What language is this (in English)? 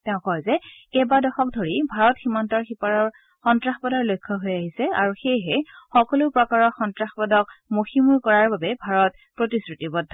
Assamese